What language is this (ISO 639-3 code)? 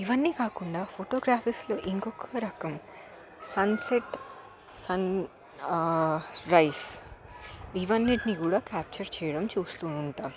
tel